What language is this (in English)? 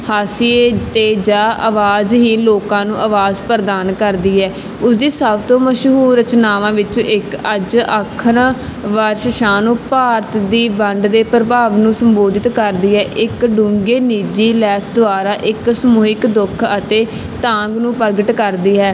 Punjabi